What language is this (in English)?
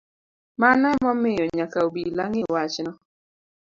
Luo (Kenya and Tanzania)